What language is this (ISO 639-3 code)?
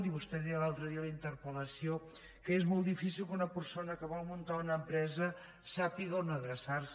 cat